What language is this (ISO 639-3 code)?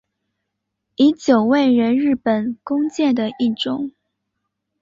zho